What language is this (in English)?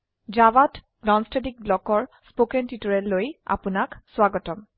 Assamese